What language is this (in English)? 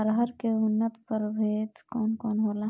Bhojpuri